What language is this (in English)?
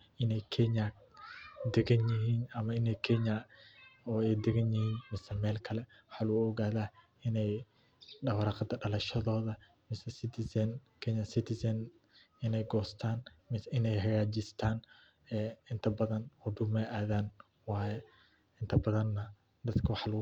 Somali